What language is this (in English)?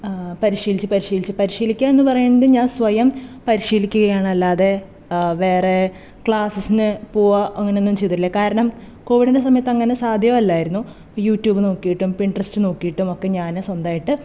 Malayalam